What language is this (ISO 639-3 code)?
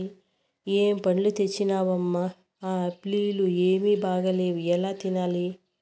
tel